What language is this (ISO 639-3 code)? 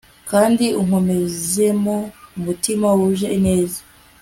kin